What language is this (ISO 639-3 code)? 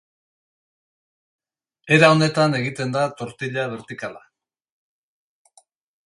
eus